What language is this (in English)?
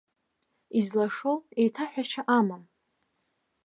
Abkhazian